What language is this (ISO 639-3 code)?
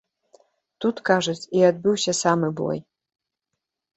bel